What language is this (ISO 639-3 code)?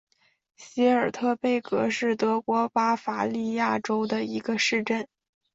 zho